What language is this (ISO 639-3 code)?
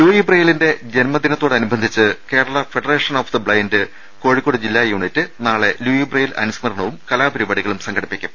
mal